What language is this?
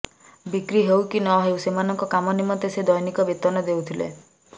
Odia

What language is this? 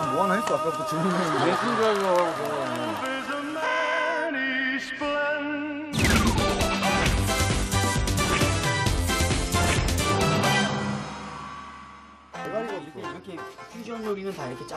Korean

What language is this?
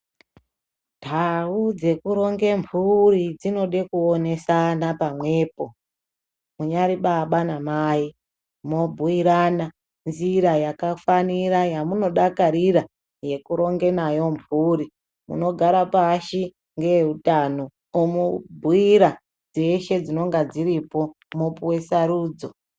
Ndau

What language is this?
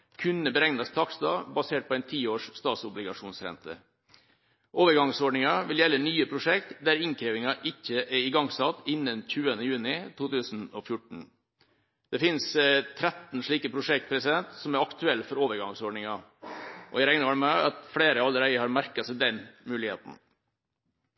Norwegian Bokmål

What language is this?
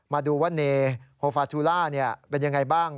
Thai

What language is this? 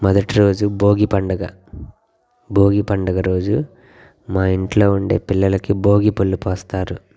Telugu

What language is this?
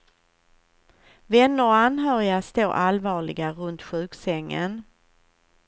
Swedish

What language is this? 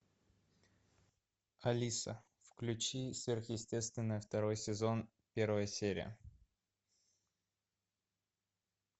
Russian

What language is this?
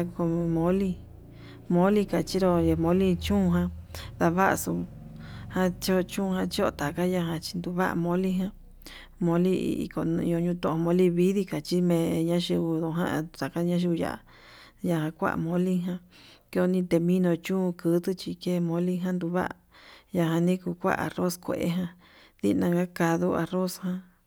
Yutanduchi Mixtec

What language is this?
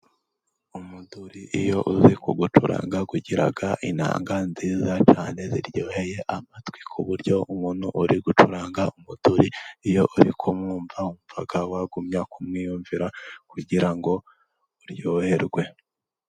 Kinyarwanda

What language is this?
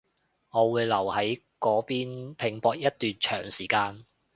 Cantonese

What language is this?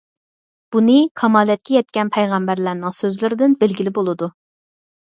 Uyghur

